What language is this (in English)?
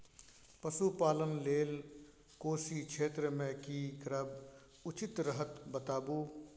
Maithili